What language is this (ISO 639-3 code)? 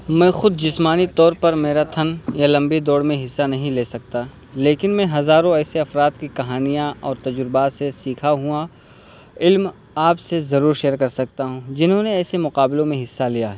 urd